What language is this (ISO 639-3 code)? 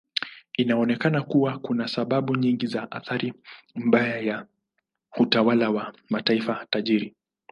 swa